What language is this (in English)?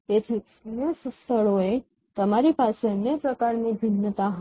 Gujarati